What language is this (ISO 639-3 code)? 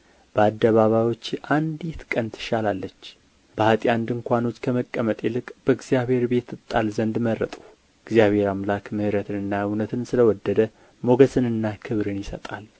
amh